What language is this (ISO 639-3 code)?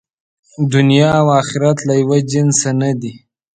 pus